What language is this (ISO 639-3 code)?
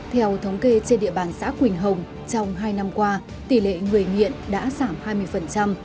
vie